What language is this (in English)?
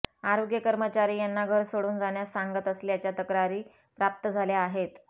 Marathi